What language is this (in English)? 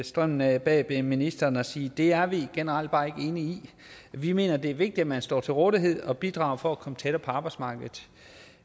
Danish